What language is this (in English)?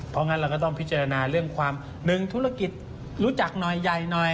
Thai